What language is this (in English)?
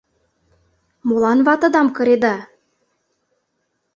Mari